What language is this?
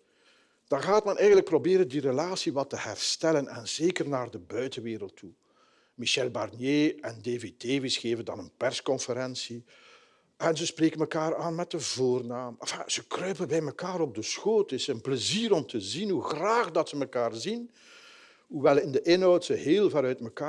Dutch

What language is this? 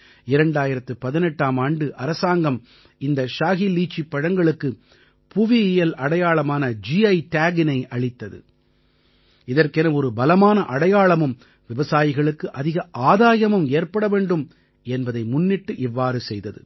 Tamil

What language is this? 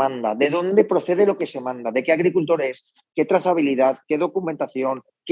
Spanish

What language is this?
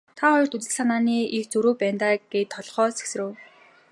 Mongolian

